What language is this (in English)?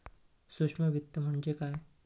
Marathi